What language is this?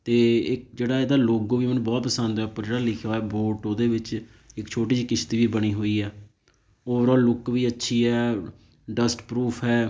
Punjabi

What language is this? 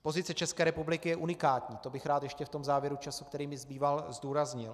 Czech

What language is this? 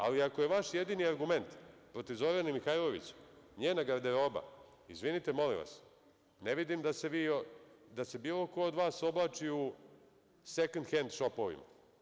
Serbian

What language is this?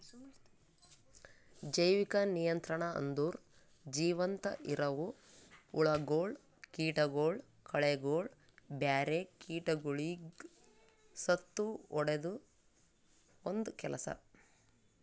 Kannada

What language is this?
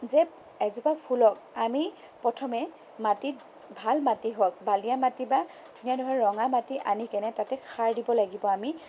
Assamese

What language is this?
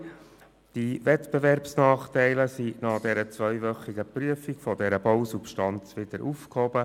Swiss German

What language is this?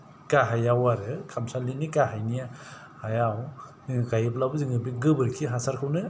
Bodo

